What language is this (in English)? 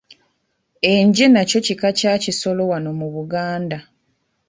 Ganda